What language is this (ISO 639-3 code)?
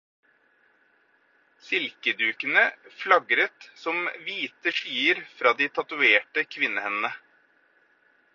nob